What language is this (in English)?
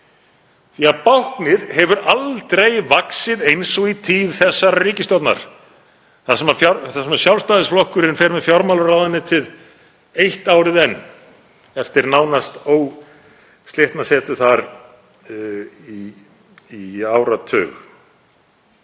Icelandic